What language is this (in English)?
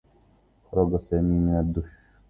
Arabic